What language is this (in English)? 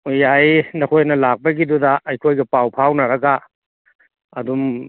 Manipuri